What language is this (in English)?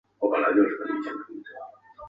Chinese